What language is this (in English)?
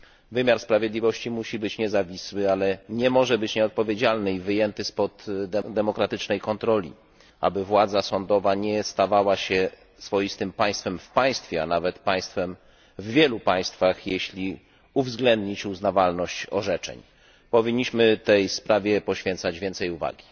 Polish